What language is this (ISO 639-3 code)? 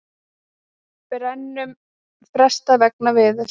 isl